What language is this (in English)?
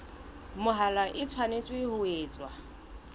Southern Sotho